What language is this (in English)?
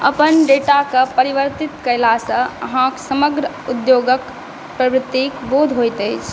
Maithili